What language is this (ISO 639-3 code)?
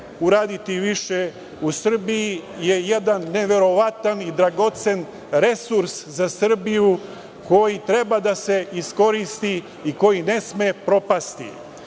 srp